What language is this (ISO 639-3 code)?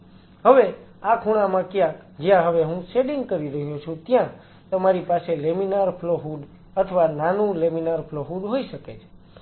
guj